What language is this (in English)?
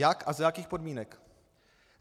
Czech